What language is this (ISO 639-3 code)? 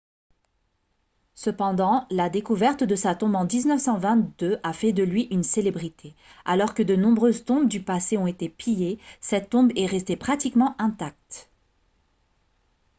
fra